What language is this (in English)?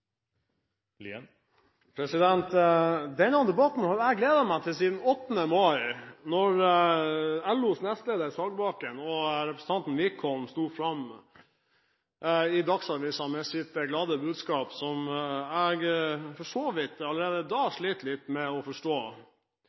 Norwegian